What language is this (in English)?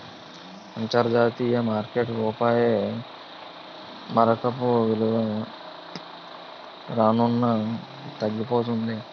Telugu